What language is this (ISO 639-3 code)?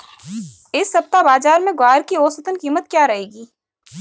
hin